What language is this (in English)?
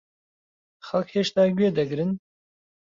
Central Kurdish